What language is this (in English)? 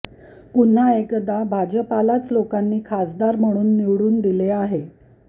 Marathi